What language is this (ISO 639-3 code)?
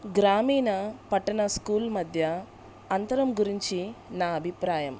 tel